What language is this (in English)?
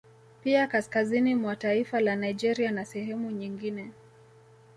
Swahili